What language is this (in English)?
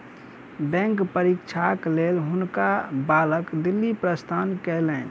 Maithili